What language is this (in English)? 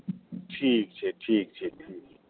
Maithili